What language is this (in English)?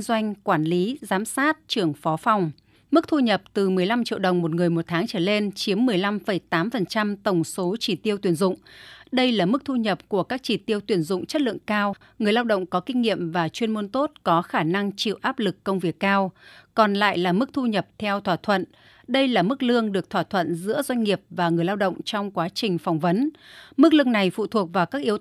Vietnamese